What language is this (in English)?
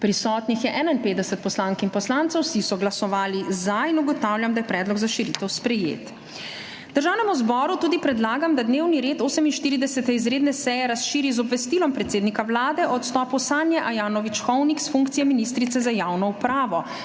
Slovenian